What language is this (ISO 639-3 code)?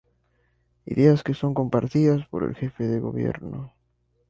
spa